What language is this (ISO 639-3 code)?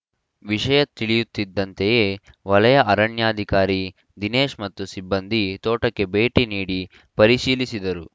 kan